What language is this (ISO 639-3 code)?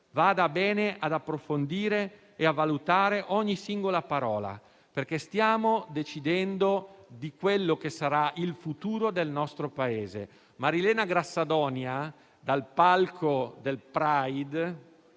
ita